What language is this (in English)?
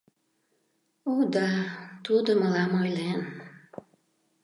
Mari